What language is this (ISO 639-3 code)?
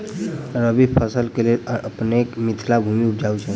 mai